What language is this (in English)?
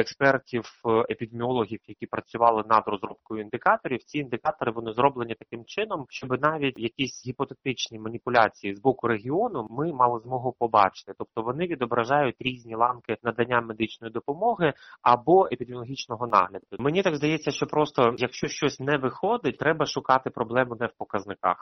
Ukrainian